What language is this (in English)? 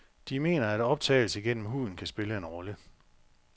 Danish